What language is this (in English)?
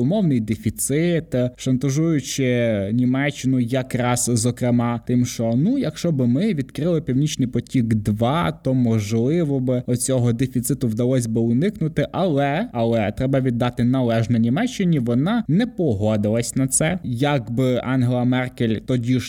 Ukrainian